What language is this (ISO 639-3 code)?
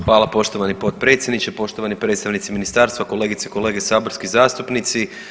hrv